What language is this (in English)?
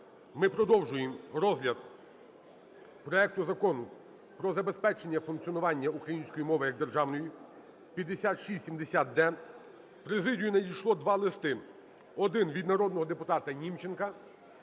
Ukrainian